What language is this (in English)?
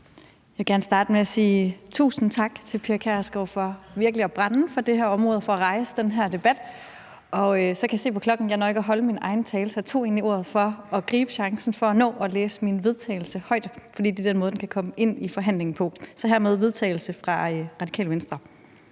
Danish